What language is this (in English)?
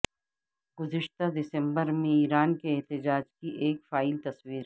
Urdu